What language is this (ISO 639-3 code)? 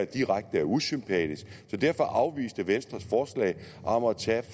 dan